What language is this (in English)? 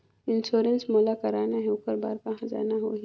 Chhattisgarhi